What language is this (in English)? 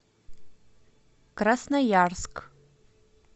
Russian